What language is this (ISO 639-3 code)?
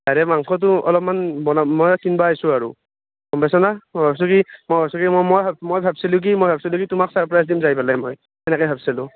asm